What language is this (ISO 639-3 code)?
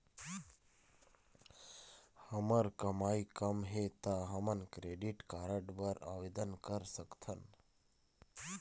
hne